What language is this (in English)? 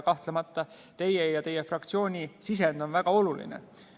Estonian